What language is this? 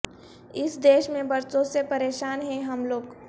Urdu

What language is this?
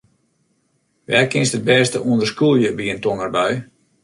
Western Frisian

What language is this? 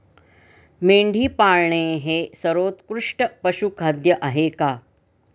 Marathi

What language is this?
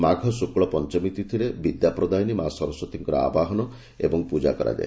Odia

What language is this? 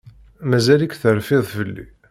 Kabyle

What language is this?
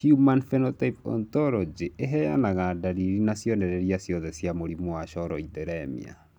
Kikuyu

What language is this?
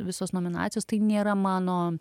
Lithuanian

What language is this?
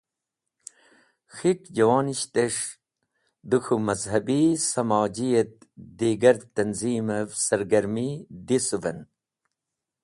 Wakhi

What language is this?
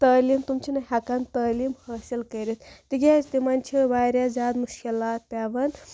Kashmiri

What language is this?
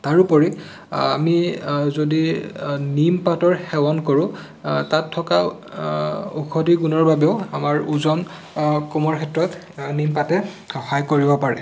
Assamese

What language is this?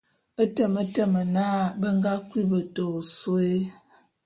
Bulu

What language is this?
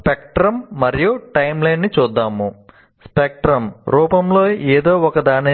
Telugu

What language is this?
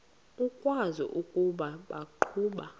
Xhosa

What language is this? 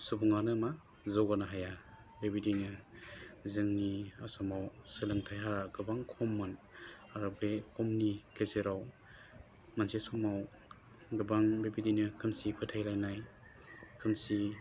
Bodo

